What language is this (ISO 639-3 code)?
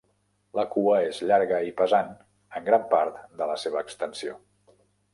cat